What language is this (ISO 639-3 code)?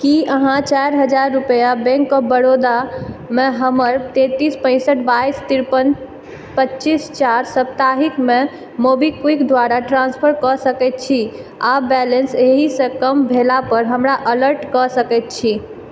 mai